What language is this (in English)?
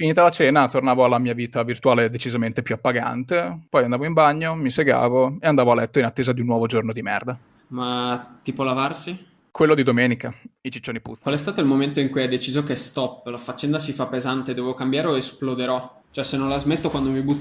Italian